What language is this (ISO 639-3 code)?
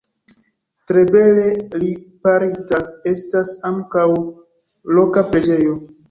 epo